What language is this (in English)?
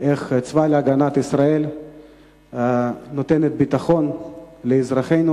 Hebrew